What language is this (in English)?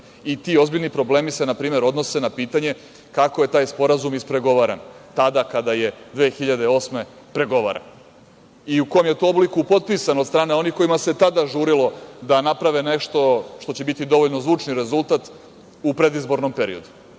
Serbian